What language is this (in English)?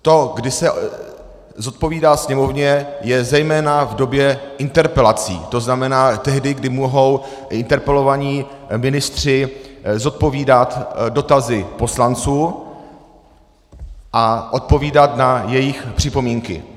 Czech